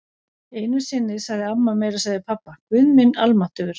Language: Icelandic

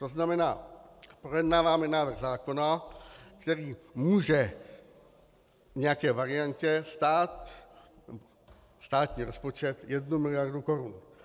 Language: Czech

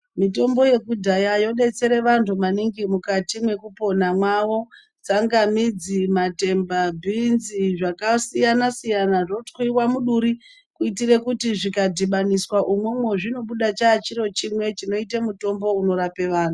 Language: Ndau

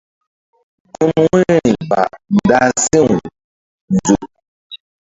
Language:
Mbum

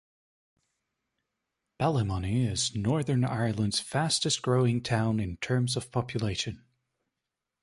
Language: English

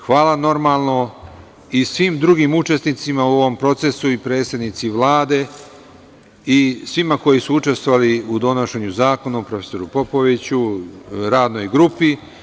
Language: Serbian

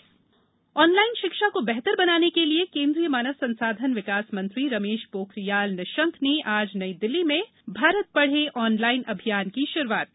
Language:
Hindi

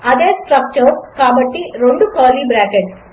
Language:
Telugu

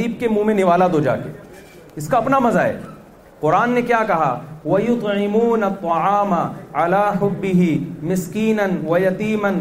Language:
Urdu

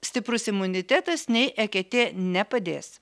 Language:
Lithuanian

